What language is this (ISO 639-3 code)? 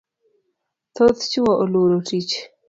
luo